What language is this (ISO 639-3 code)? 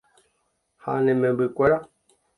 grn